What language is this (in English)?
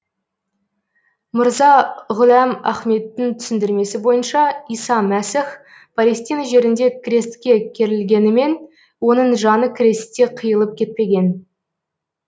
Kazakh